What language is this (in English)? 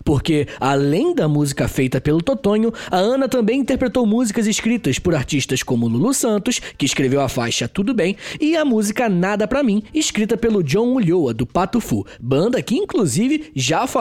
Portuguese